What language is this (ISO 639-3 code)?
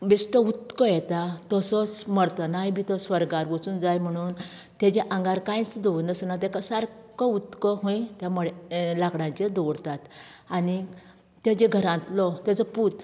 kok